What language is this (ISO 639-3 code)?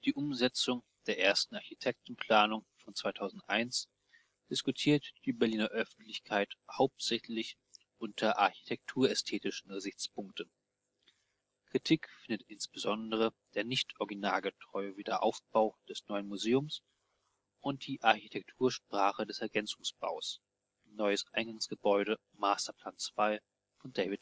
deu